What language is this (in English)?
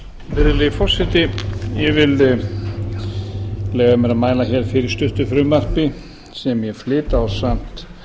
Icelandic